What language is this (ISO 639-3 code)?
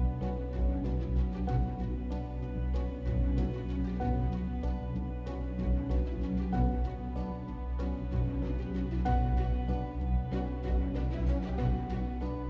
ind